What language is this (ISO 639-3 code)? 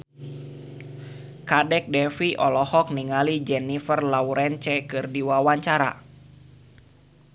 sun